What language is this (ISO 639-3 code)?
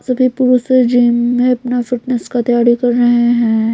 hin